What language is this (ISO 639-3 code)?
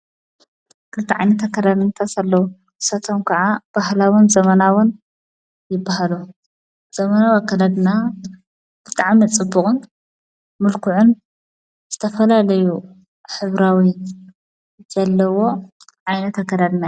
tir